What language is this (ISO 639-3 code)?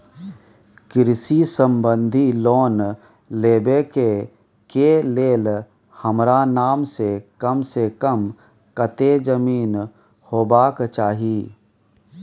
mai